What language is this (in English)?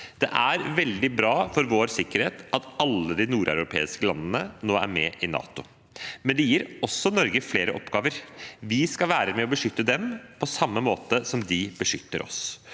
Norwegian